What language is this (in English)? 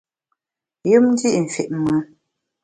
Bamun